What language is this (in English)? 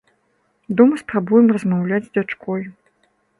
Belarusian